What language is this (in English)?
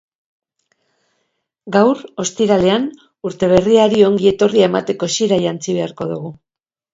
Basque